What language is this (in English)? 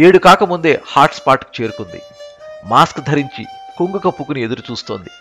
Telugu